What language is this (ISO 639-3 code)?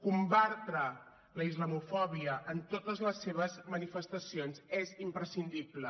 cat